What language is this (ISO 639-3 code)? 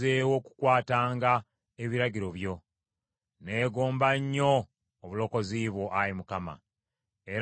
lug